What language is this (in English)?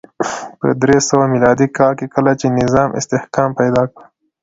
Pashto